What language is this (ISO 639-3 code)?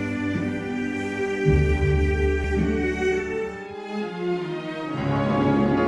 kor